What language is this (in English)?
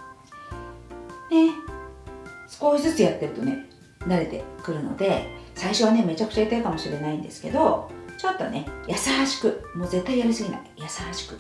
Japanese